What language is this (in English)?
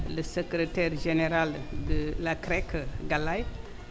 Wolof